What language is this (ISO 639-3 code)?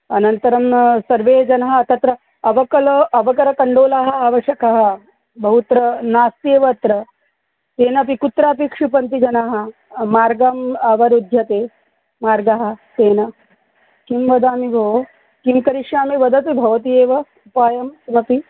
san